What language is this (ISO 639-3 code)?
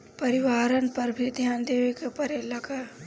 bho